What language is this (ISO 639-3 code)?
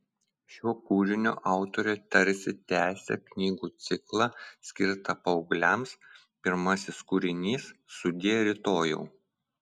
lit